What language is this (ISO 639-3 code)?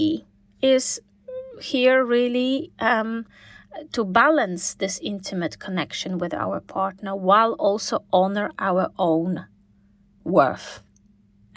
eng